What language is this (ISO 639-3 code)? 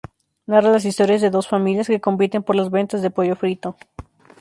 spa